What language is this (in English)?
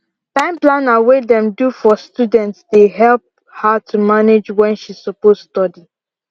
Nigerian Pidgin